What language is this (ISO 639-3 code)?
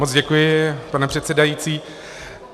ces